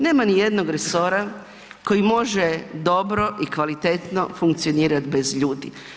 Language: Croatian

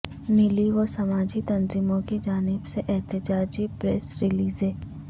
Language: Urdu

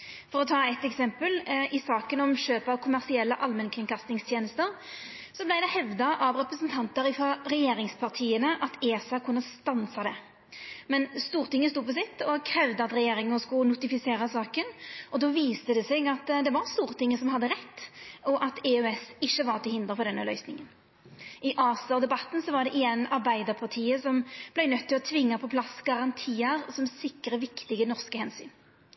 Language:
Norwegian Nynorsk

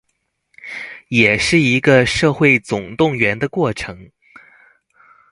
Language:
Chinese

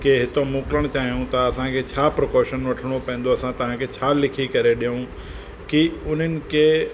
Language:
Sindhi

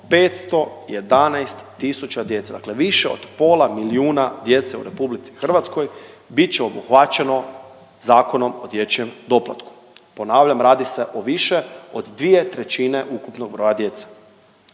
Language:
Croatian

